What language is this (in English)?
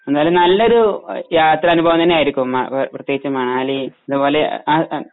Malayalam